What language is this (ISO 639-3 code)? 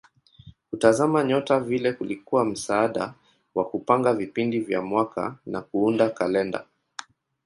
swa